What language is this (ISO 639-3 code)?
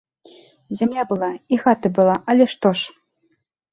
bel